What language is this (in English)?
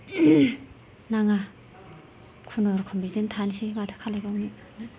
Bodo